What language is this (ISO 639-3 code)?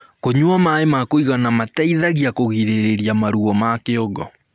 kik